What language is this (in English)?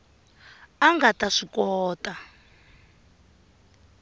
Tsonga